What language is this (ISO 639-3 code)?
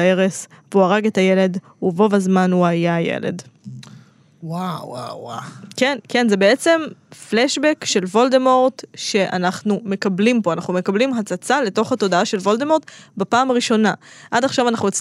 heb